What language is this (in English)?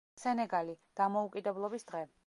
Georgian